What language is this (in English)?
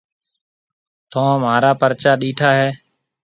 Marwari (Pakistan)